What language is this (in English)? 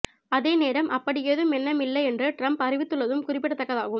Tamil